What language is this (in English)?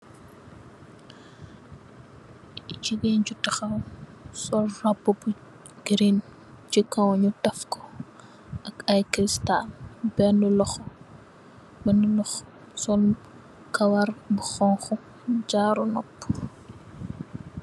Wolof